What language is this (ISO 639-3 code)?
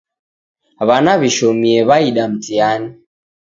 dav